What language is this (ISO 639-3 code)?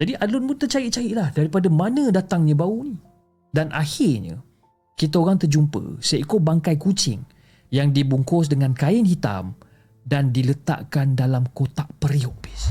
msa